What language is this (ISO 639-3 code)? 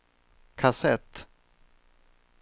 swe